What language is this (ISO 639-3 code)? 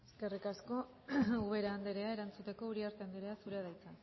eus